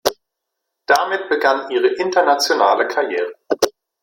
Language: German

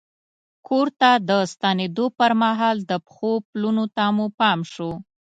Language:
Pashto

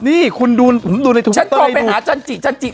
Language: Thai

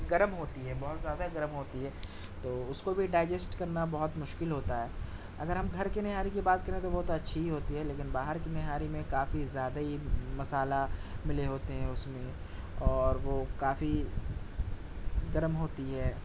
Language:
Urdu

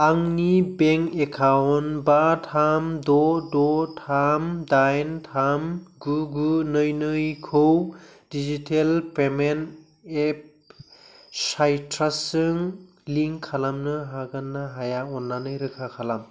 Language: Bodo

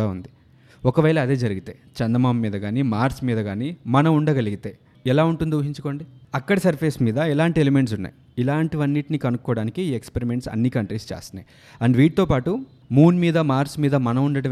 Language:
Telugu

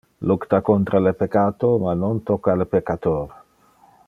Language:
Interlingua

